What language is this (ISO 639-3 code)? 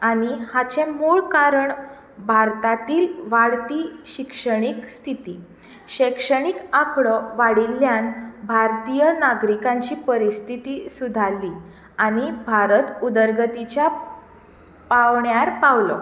kok